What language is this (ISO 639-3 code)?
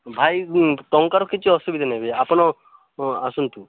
ori